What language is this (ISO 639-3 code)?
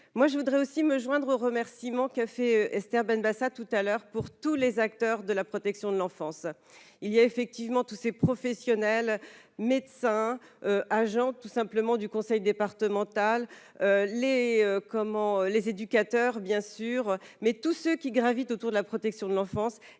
fra